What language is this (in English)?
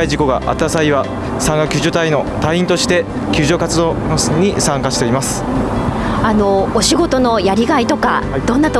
Japanese